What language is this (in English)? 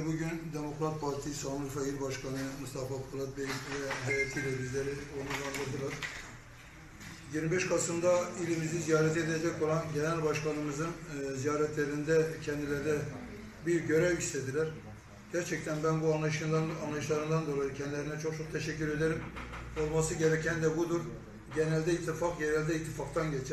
Turkish